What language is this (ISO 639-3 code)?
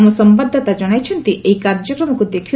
ori